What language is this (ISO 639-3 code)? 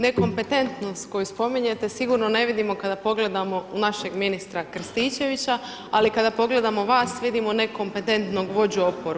hrv